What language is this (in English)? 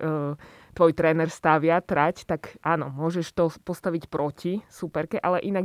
Slovak